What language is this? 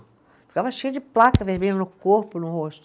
Portuguese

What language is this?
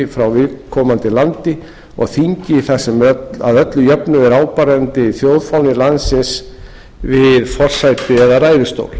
Icelandic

